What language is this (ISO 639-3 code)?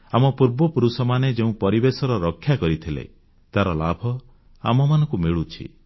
ori